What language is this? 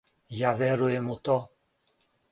Serbian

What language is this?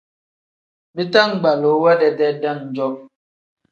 Tem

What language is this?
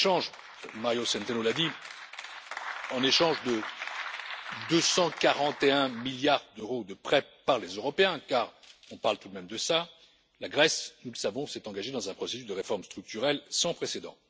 French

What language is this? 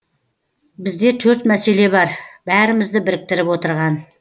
Kazakh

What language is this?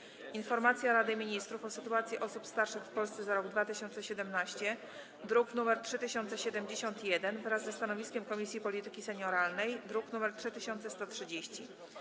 Polish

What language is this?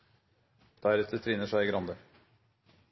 Norwegian Nynorsk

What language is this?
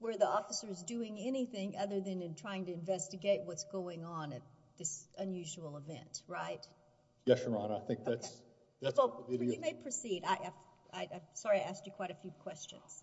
English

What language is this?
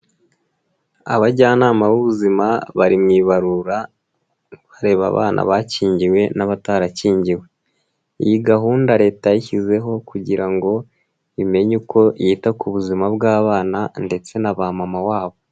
Kinyarwanda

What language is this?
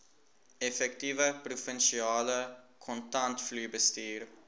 Afrikaans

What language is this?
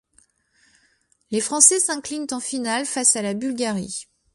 French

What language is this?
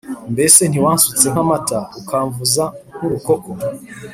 Kinyarwanda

